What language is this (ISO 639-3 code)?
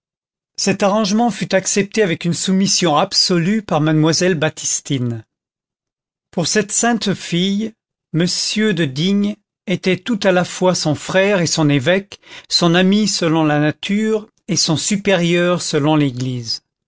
fra